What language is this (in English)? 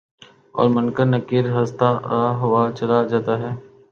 Urdu